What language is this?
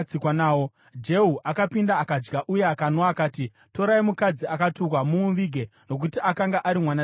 Shona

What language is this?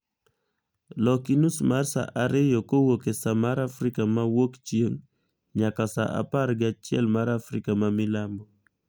Luo (Kenya and Tanzania)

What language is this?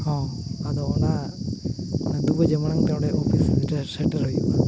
Santali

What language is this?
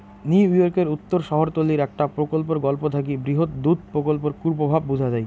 Bangla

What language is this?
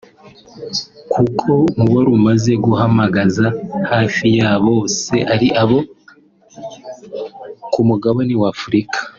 Kinyarwanda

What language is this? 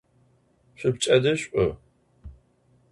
Adyghe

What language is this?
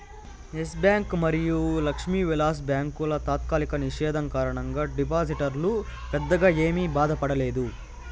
Telugu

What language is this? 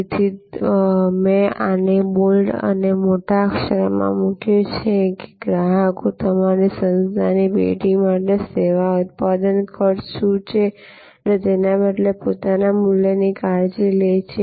Gujarati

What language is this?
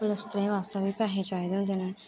Dogri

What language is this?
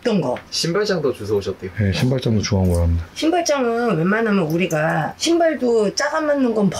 Korean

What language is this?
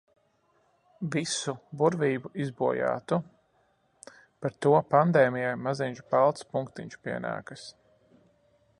Latvian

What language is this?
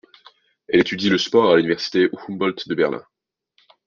French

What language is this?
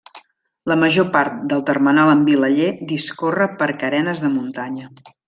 Catalan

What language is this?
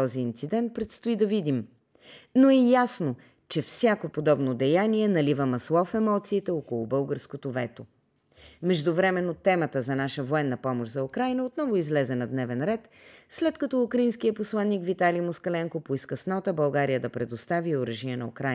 Bulgarian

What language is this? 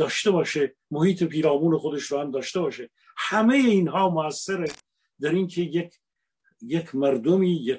Persian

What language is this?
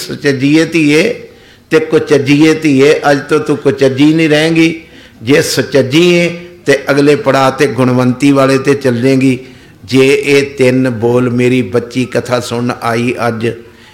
Punjabi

